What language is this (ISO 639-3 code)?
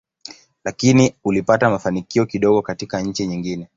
swa